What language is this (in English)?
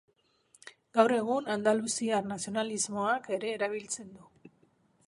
Basque